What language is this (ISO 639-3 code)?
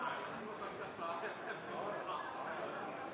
nno